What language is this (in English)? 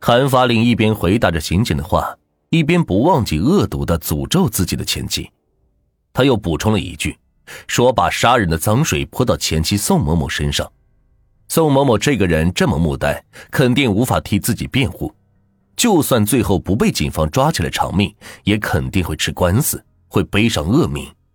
Chinese